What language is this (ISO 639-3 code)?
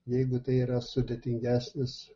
lit